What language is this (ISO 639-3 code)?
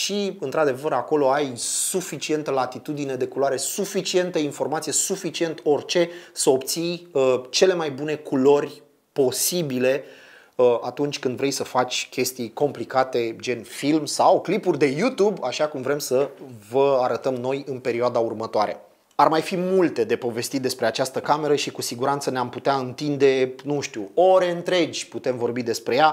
ron